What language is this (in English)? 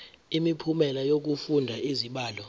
Zulu